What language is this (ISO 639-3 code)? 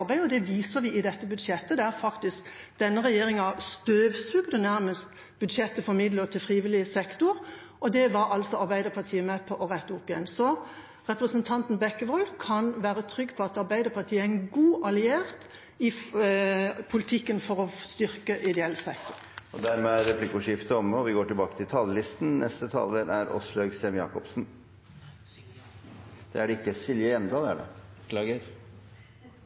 nor